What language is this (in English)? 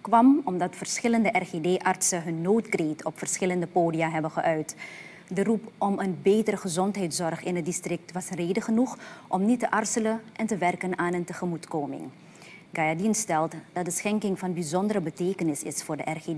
Dutch